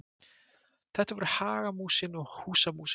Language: Icelandic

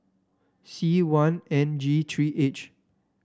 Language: English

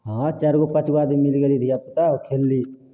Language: Maithili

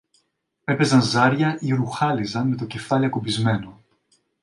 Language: Greek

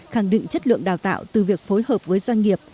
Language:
Vietnamese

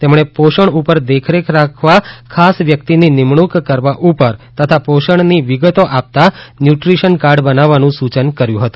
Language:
Gujarati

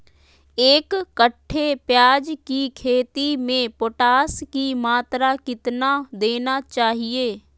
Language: Magahi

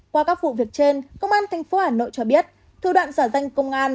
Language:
Vietnamese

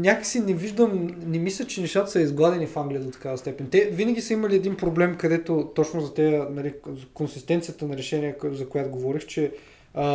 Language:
Bulgarian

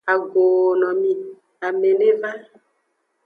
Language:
Aja (Benin)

